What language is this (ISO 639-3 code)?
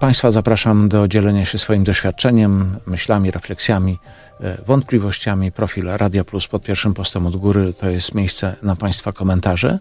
pol